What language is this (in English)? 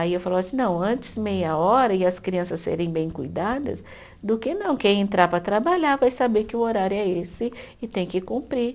Portuguese